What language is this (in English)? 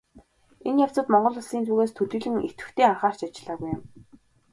Mongolian